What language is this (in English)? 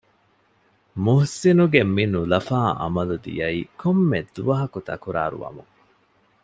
Divehi